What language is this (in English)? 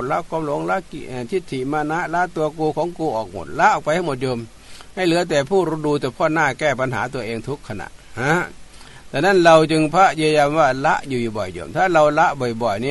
Thai